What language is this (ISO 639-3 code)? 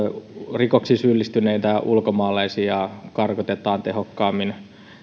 fin